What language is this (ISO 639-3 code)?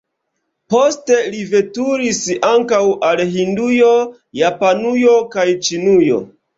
epo